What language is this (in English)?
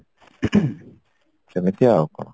Odia